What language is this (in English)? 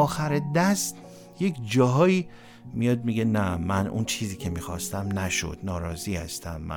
Persian